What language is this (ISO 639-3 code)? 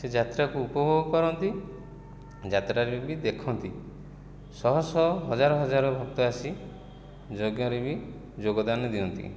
ori